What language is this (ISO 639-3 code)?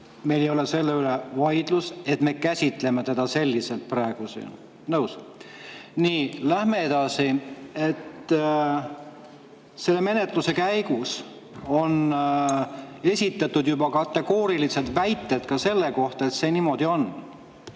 est